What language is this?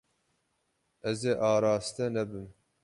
Kurdish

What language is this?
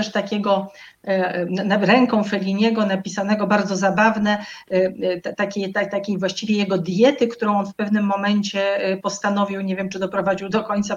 Polish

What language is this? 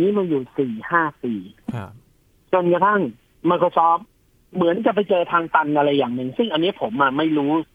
Thai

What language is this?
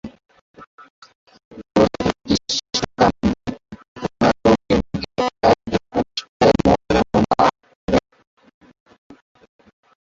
Bangla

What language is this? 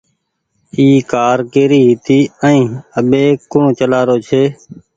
Goaria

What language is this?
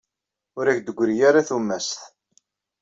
Kabyle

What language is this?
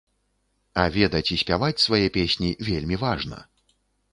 Belarusian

